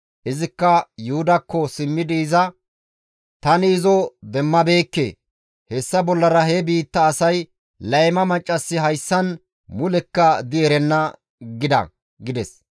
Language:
Gamo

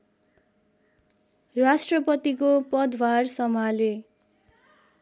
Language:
Nepali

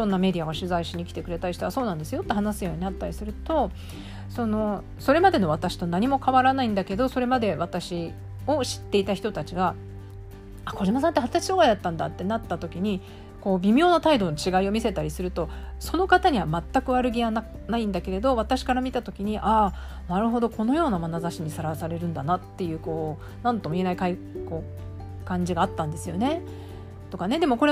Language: Japanese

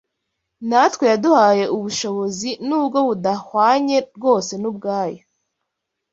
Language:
Kinyarwanda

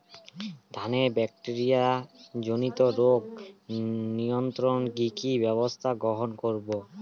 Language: Bangla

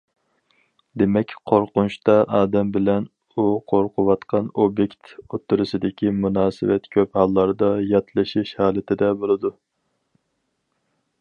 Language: Uyghur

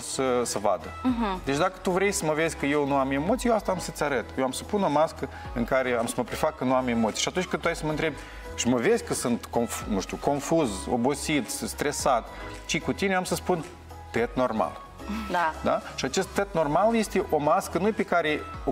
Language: Romanian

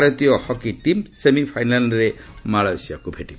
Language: Odia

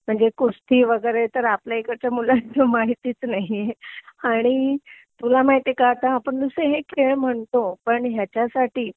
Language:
Marathi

